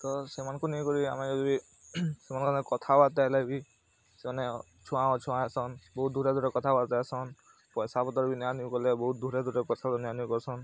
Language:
Odia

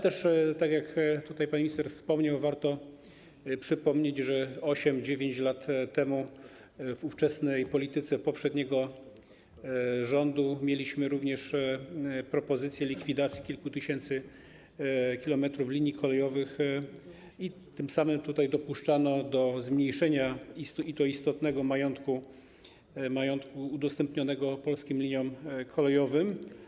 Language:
Polish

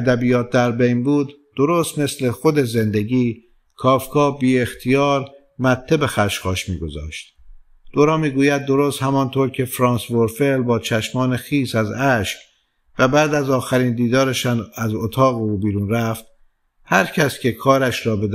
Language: Persian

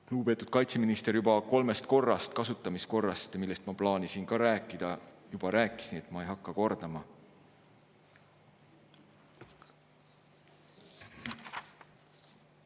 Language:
Estonian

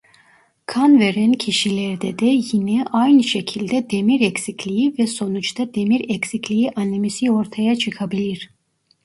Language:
Turkish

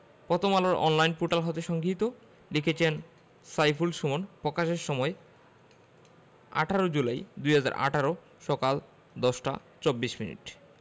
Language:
Bangla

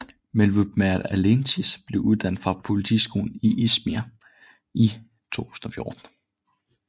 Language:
Danish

